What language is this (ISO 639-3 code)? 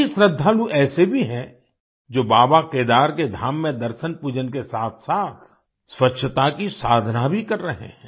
hin